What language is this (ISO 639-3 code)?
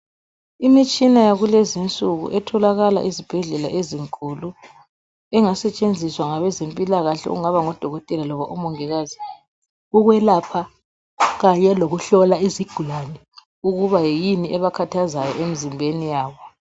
nde